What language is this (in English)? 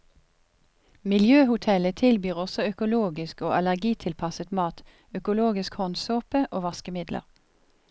Norwegian